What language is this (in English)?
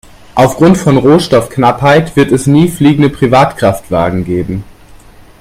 German